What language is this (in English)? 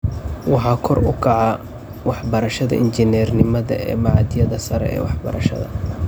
Somali